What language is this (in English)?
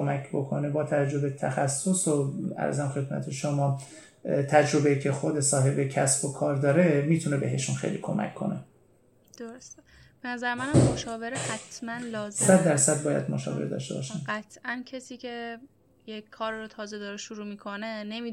Persian